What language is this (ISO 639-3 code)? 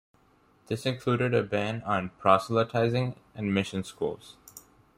eng